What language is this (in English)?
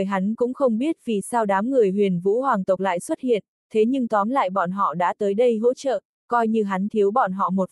Vietnamese